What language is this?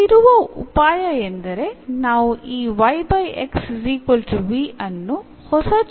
Kannada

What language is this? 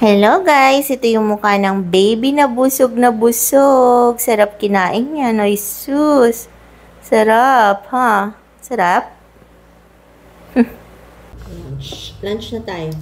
Filipino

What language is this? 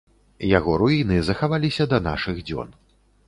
Belarusian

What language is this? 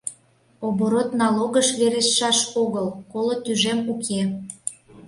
Mari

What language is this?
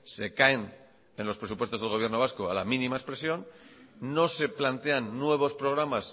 Spanish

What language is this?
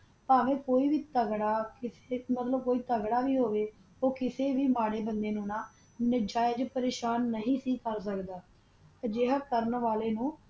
Punjabi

